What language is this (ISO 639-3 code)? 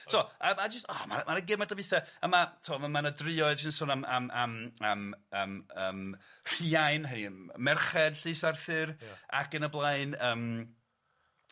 cym